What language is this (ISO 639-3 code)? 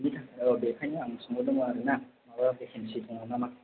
brx